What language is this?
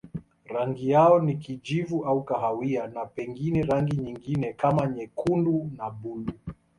Swahili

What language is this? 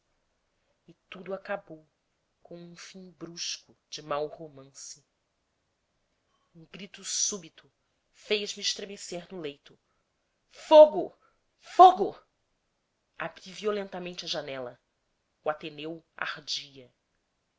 Portuguese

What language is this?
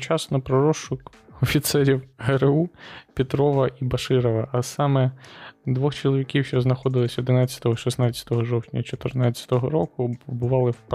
Ukrainian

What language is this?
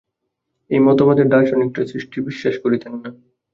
Bangla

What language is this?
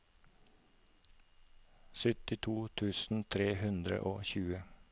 Norwegian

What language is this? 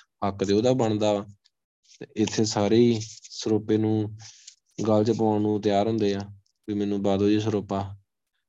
Punjabi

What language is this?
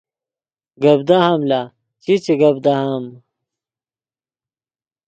Yidgha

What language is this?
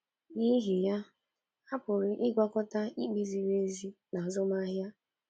Igbo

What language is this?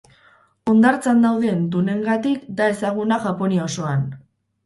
Basque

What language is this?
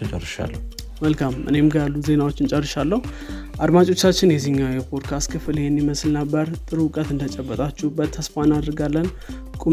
Amharic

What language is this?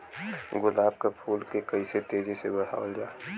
Bhojpuri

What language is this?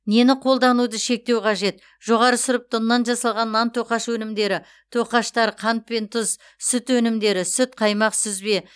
Kazakh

